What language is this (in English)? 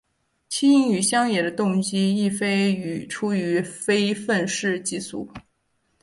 Chinese